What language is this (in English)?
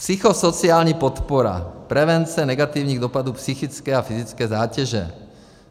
Czech